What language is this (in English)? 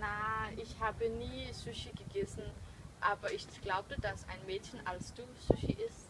German